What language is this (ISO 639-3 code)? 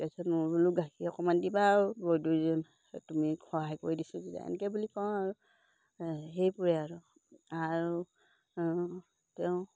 asm